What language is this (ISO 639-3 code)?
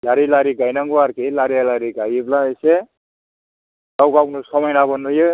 brx